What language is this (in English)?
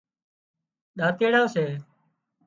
Wadiyara Koli